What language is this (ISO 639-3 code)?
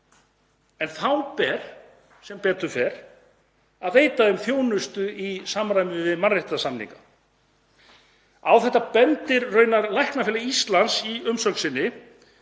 isl